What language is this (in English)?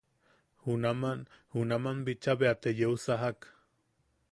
Yaqui